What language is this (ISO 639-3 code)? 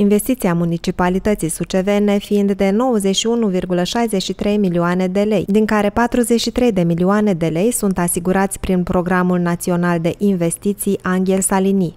ron